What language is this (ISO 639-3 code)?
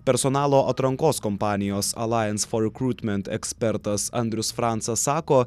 lit